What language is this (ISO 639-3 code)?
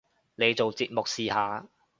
yue